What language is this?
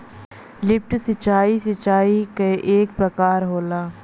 Bhojpuri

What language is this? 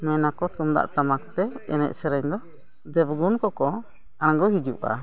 Santali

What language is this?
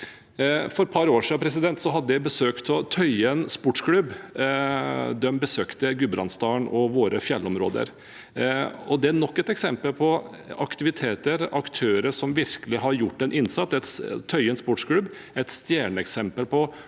Norwegian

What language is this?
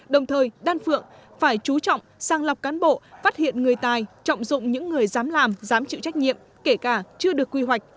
Vietnamese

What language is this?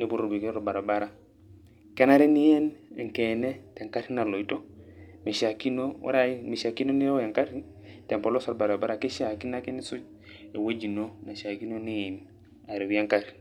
Masai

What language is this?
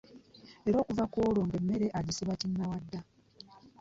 Ganda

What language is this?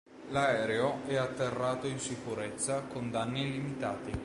Italian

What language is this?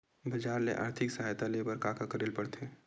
Chhattisgarhi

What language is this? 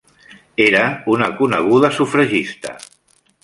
Catalan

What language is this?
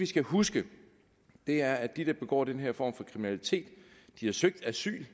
Danish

